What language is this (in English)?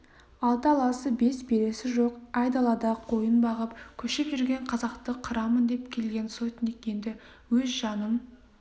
Kazakh